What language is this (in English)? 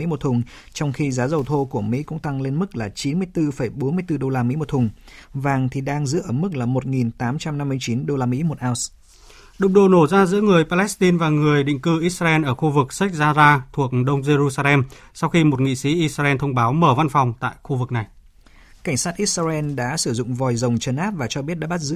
Vietnamese